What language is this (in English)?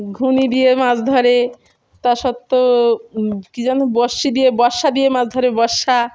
Bangla